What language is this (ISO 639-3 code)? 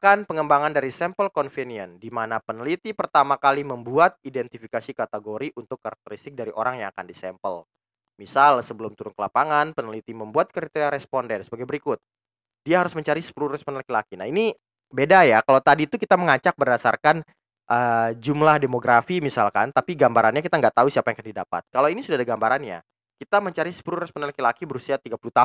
ind